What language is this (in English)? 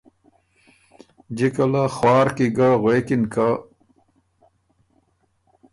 Ormuri